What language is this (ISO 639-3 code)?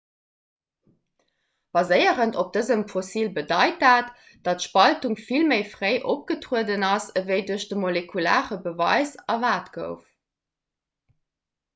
ltz